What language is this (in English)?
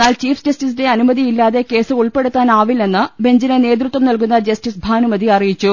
Malayalam